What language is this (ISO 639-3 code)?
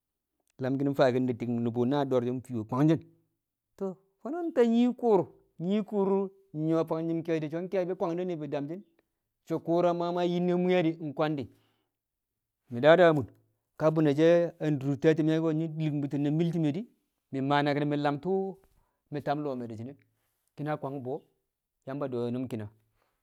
kcq